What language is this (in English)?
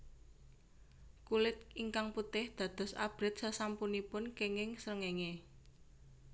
Javanese